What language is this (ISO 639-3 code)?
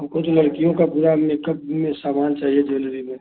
hin